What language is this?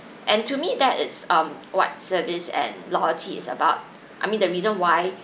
English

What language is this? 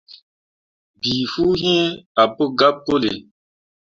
Mundang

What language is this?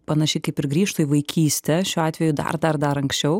Lithuanian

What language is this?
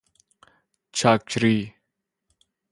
Persian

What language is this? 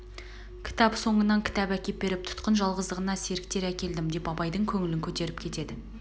Kazakh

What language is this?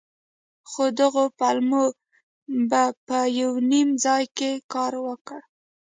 Pashto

